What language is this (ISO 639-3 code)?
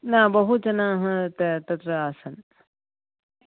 san